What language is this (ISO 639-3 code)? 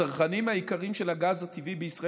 heb